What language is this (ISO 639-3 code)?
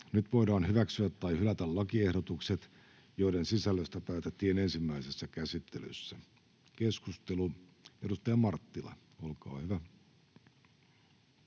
fin